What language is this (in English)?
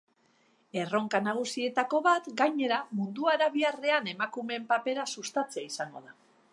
Basque